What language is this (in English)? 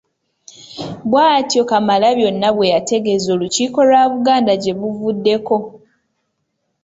Ganda